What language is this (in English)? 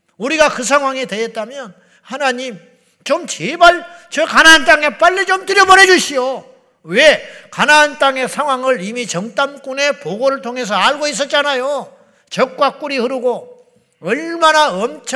Korean